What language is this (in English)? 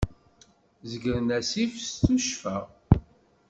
Kabyle